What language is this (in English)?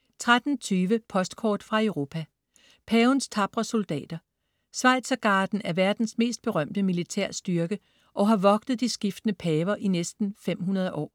Danish